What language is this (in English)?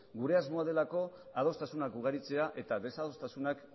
Basque